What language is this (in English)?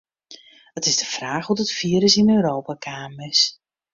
Western Frisian